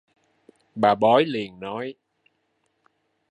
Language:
Vietnamese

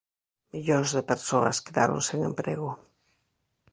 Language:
Galician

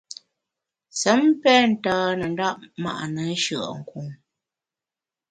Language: Bamun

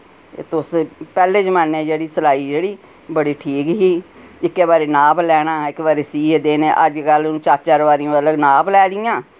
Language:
Dogri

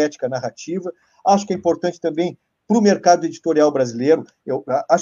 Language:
Portuguese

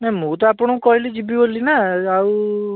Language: Odia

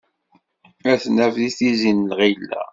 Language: Kabyle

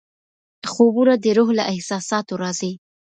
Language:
Pashto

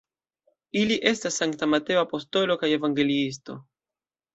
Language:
Esperanto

